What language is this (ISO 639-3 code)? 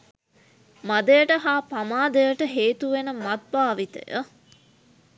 sin